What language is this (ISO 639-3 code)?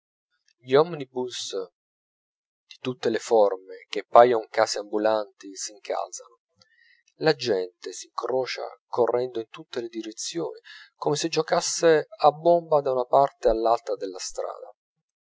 ita